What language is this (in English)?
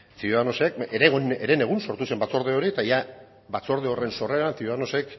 Basque